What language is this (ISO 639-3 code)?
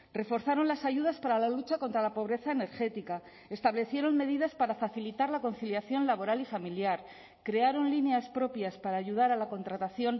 spa